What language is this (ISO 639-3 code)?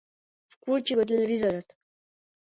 mkd